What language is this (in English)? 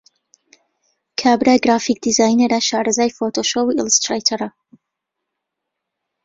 Central Kurdish